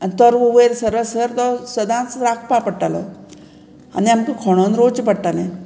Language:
Konkani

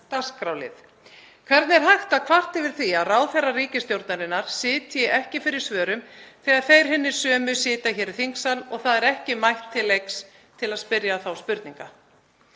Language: Icelandic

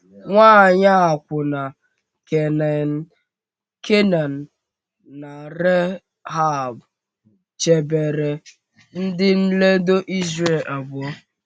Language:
Igbo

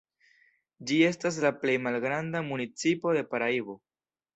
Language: Esperanto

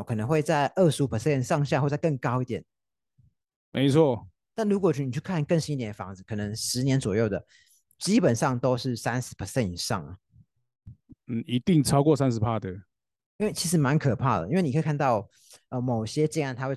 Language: Chinese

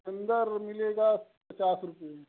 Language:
Hindi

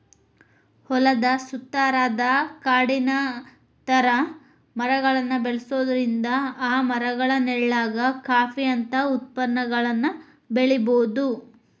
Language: Kannada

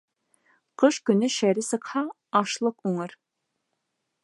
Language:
Bashkir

